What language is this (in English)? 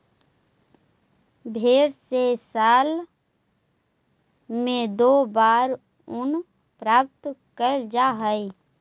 Magahi